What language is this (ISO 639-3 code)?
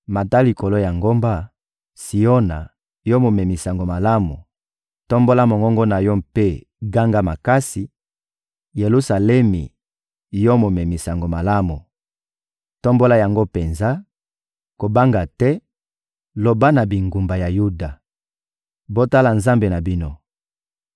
lin